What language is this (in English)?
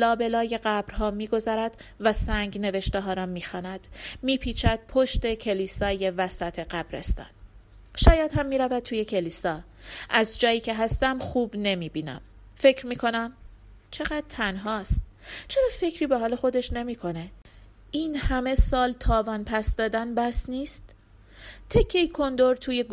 Persian